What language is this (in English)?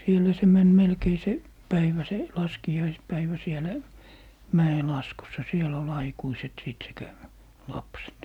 Finnish